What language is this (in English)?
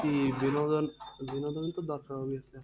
Bangla